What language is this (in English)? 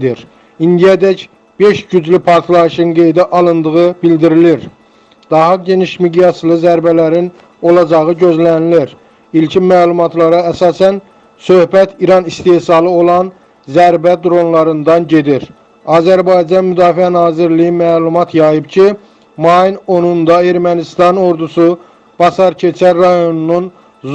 Turkish